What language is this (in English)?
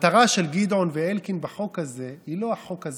Hebrew